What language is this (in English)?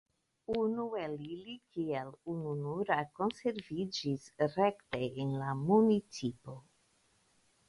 Esperanto